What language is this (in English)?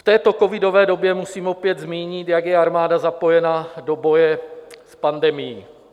Czech